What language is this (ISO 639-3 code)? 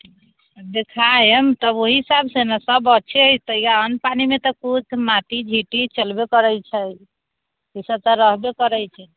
mai